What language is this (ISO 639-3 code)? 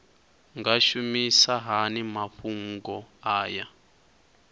ven